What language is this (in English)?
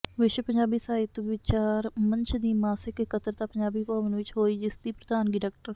Punjabi